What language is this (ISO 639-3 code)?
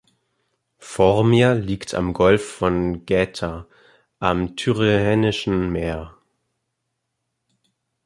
deu